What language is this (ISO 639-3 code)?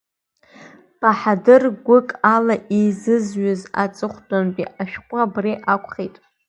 abk